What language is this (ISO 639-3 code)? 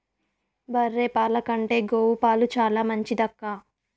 tel